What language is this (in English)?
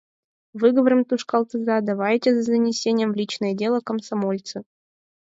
Mari